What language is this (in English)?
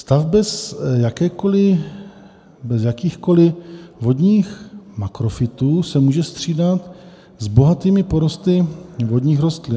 Czech